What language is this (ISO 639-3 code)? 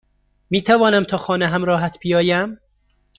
fas